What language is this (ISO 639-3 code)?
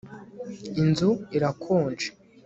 kin